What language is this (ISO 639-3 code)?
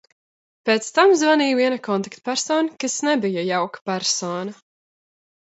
lav